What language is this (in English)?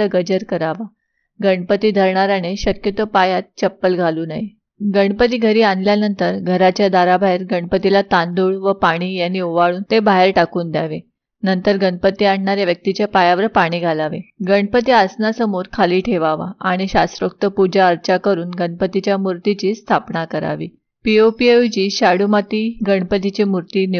Marathi